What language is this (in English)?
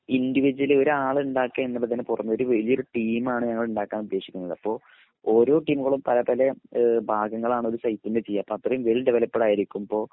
Malayalam